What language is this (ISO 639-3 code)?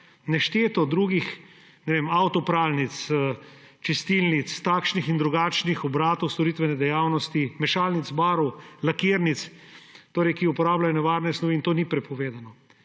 slv